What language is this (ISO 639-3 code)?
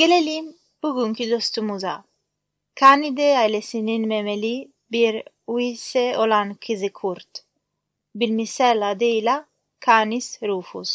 tur